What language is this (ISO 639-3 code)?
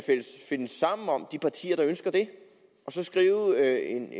dan